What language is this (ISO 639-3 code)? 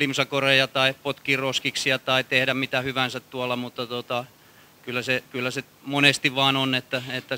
fin